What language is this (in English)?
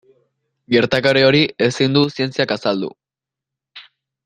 Basque